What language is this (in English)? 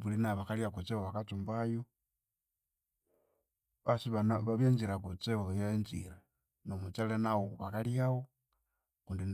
Konzo